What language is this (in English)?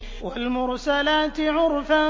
Arabic